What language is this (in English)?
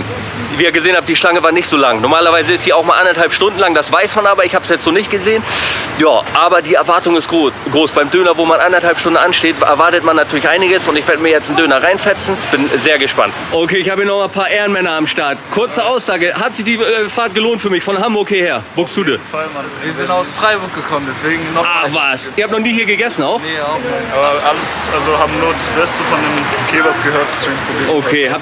German